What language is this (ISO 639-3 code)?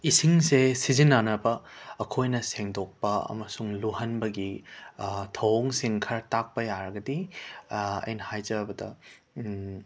mni